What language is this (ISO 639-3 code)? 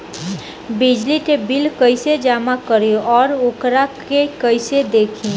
bho